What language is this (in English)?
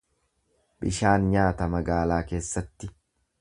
Oromo